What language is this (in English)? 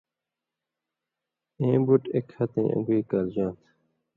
Indus Kohistani